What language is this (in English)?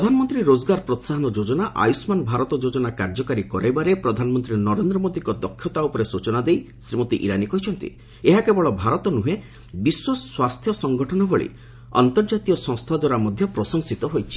Odia